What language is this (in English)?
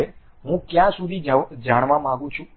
Gujarati